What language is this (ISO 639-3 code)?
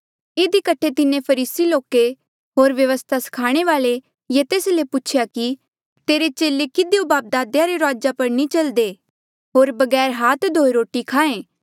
mjl